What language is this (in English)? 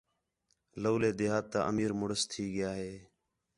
Khetrani